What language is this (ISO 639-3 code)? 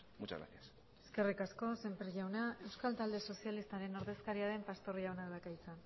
eus